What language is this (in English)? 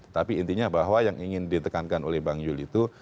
Indonesian